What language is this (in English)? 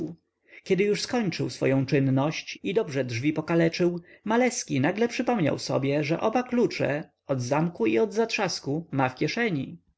Polish